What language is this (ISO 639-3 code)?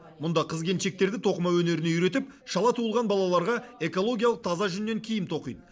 kaz